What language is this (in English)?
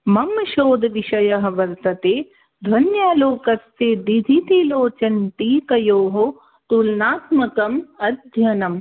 Sanskrit